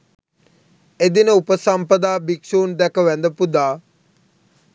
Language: Sinhala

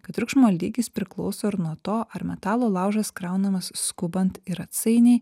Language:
Lithuanian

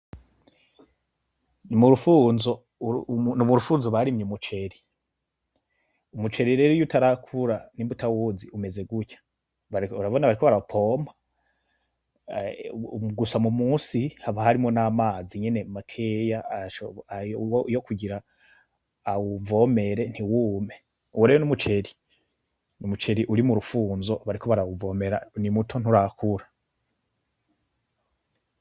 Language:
Rundi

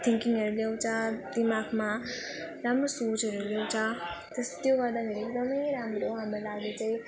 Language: Nepali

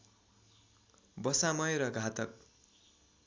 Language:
Nepali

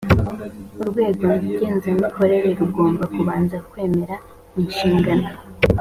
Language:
Kinyarwanda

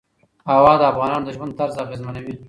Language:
Pashto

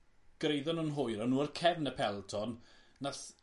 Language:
Welsh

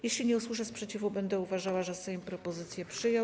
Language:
Polish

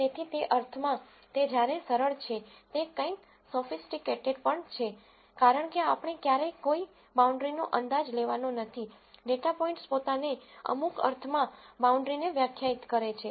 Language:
Gujarati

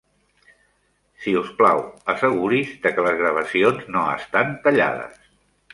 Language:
Catalan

